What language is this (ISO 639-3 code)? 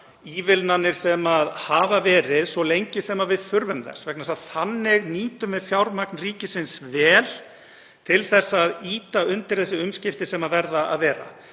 isl